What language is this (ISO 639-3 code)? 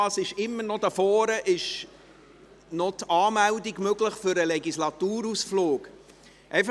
gsw